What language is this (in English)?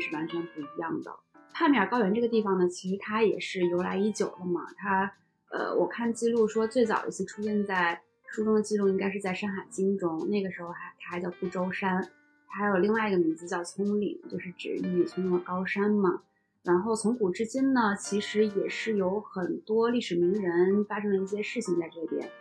Chinese